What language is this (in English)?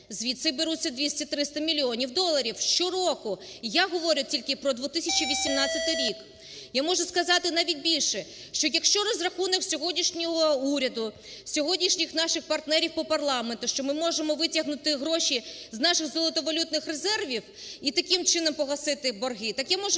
Ukrainian